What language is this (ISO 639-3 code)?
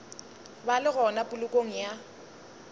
nso